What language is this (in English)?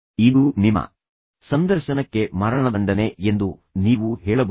Kannada